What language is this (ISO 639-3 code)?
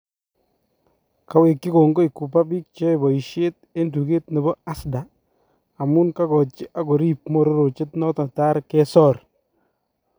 kln